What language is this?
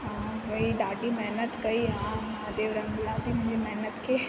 Sindhi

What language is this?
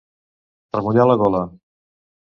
Catalan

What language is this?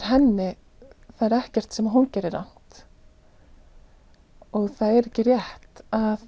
Icelandic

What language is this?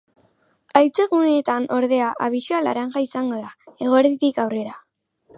Basque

